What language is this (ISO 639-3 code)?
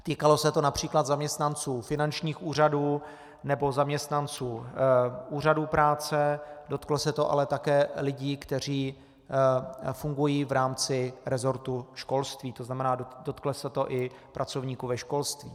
ces